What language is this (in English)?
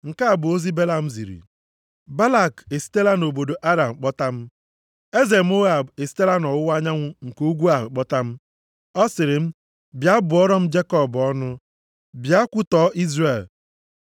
Igbo